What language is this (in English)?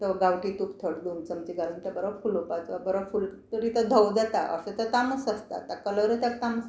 Konkani